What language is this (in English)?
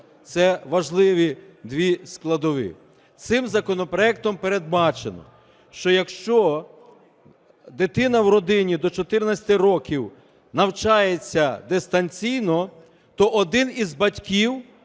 Ukrainian